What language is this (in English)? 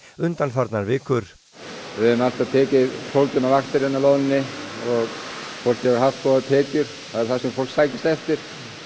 Icelandic